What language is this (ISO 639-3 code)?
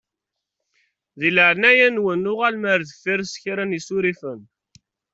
kab